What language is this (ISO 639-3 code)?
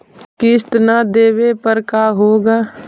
mag